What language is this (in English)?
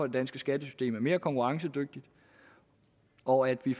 Danish